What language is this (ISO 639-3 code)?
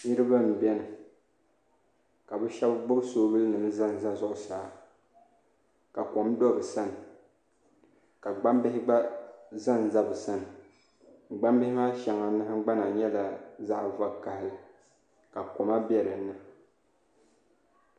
dag